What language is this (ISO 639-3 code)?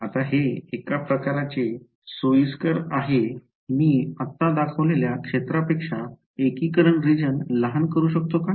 mar